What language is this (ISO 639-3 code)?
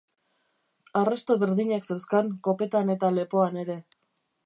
eus